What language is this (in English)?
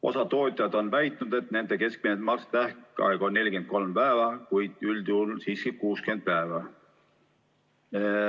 Estonian